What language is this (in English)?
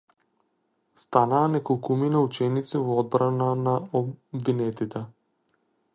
Macedonian